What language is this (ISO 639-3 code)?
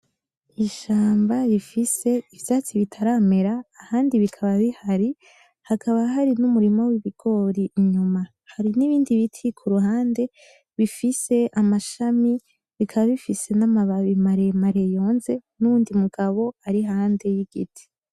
run